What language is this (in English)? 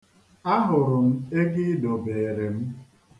Igbo